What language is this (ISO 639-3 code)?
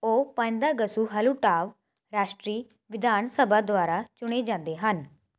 pan